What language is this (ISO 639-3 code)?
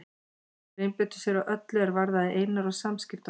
isl